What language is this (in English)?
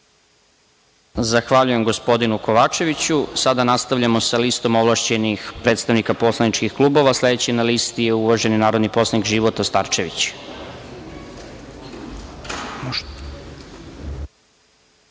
Serbian